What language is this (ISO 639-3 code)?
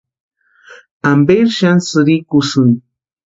pua